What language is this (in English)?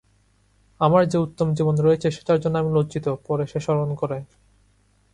Bangla